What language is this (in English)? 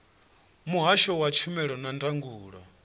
Venda